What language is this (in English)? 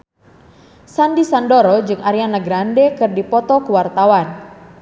Sundanese